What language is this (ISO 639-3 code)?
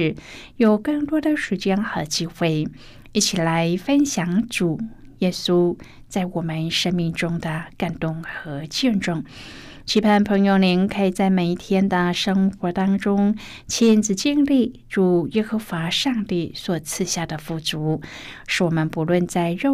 zho